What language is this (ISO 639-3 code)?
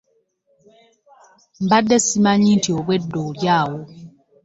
lug